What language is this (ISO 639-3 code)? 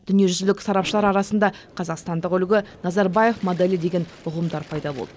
kaz